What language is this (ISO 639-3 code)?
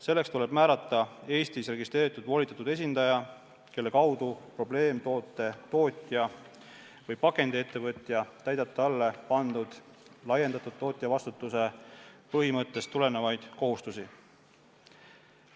est